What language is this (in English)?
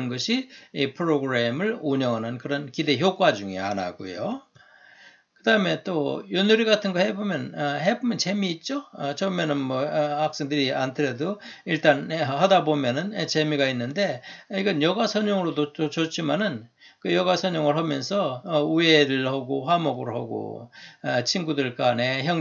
Korean